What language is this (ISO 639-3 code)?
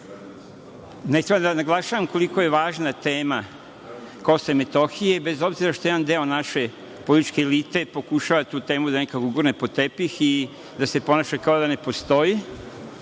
srp